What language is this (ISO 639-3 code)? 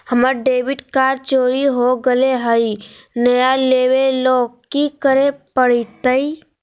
mag